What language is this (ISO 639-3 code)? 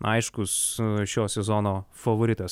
lit